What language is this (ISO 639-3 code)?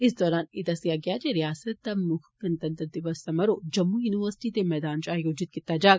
doi